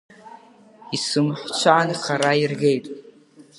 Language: Abkhazian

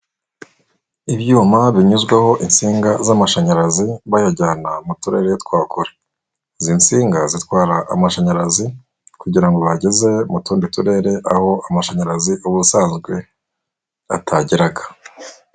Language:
Kinyarwanda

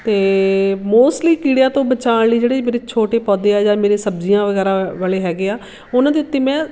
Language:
Punjabi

